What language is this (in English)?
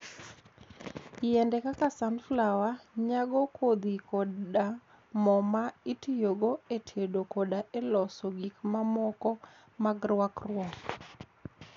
Luo (Kenya and Tanzania)